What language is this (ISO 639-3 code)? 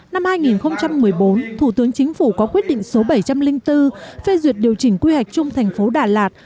vie